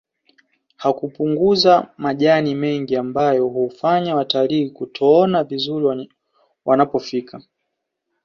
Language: Swahili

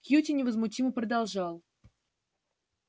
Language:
Russian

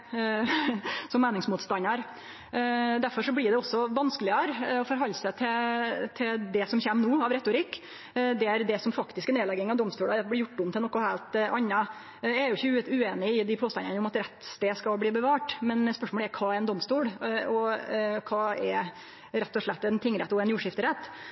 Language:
Norwegian Nynorsk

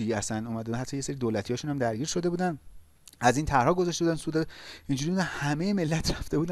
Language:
Persian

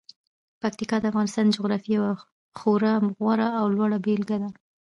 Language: Pashto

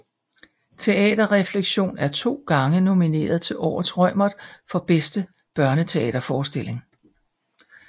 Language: Danish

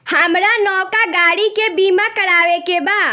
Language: Bhojpuri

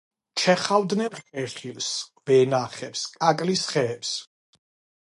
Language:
Georgian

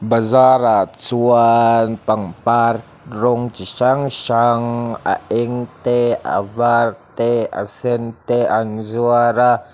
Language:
Mizo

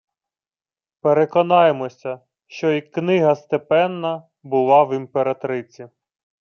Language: Ukrainian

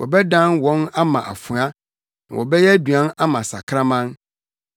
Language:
Akan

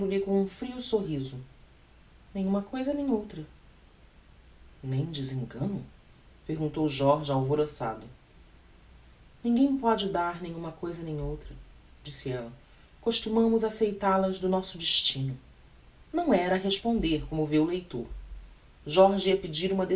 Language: Portuguese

